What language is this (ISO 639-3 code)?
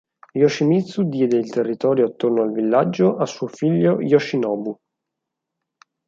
ita